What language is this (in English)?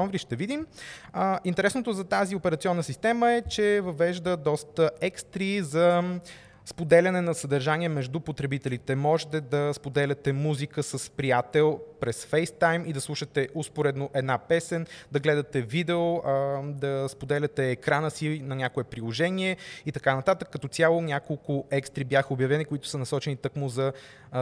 Bulgarian